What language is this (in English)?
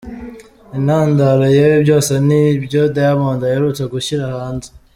Kinyarwanda